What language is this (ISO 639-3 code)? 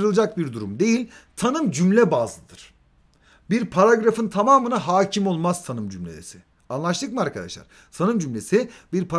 tur